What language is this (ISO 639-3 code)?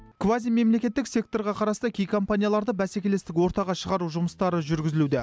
kaz